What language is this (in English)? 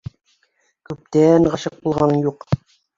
Bashkir